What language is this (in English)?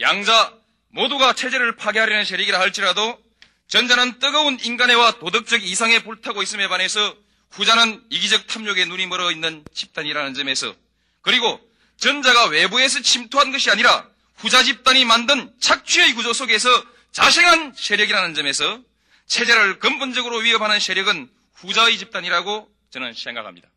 Korean